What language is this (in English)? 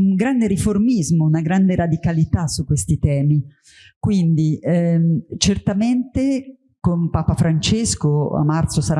Italian